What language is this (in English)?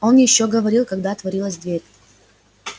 Russian